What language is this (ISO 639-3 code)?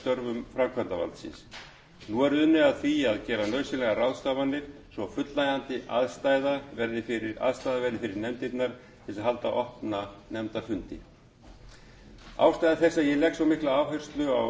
isl